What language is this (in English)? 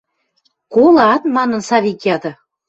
Western Mari